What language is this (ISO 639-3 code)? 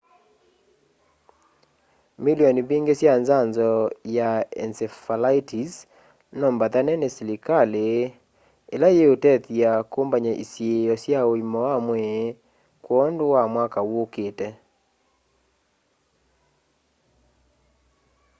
kam